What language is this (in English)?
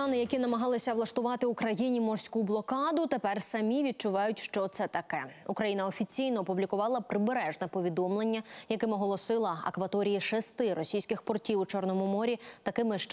Ukrainian